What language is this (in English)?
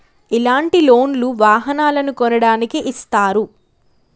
Telugu